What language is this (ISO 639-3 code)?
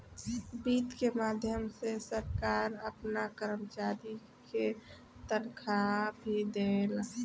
bho